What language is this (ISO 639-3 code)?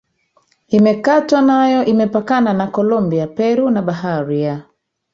swa